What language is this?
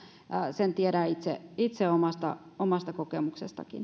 Finnish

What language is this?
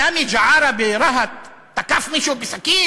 Hebrew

